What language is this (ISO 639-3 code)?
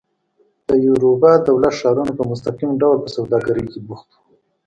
pus